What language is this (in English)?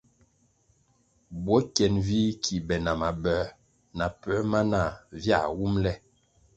Kwasio